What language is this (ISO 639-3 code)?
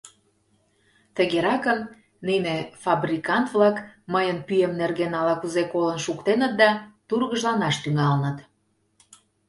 chm